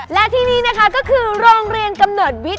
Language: Thai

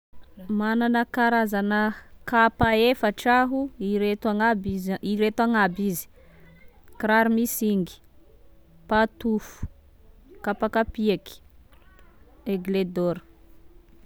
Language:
Tesaka Malagasy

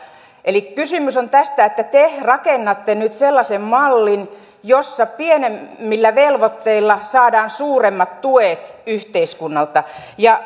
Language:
Finnish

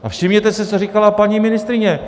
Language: Czech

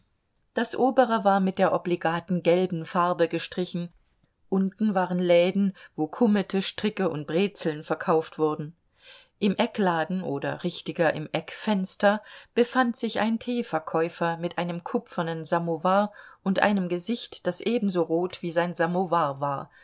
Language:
German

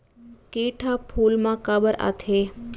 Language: Chhattisgarhi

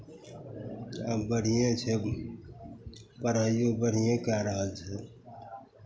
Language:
Maithili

